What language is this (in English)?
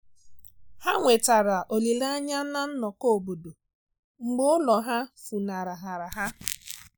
Igbo